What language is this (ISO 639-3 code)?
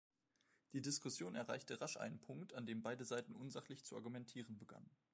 deu